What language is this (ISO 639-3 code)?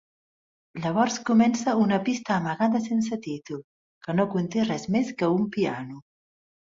cat